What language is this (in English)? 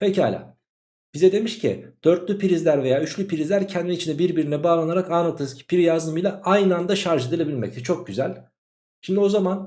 Turkish